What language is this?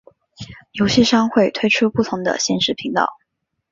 Chinese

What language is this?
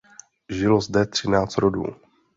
Czech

